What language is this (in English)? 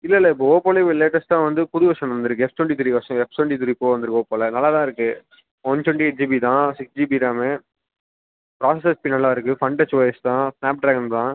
Tamil